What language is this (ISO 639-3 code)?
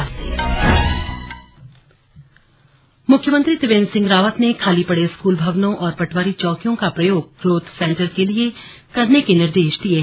hin